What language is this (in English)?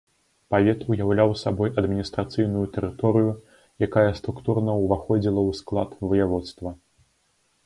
Belarusian